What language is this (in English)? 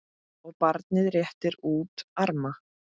Icelandic